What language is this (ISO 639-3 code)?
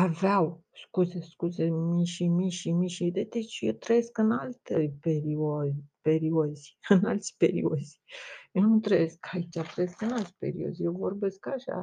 ron